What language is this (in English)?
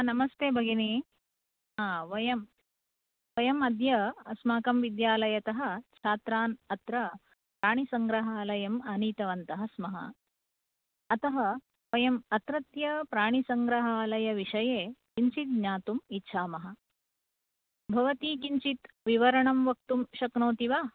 Sanskrit